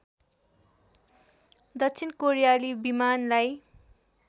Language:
Nepali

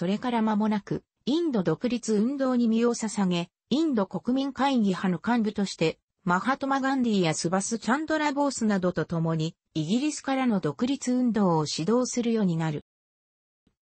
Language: Japanese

